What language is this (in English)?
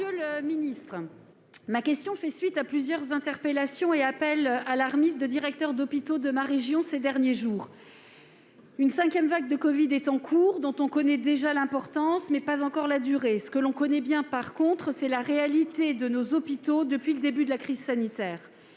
French